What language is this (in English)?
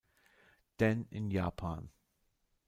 German